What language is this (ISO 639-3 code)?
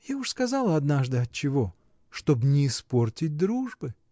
rus